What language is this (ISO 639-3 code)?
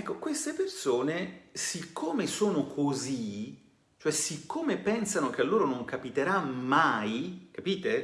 ita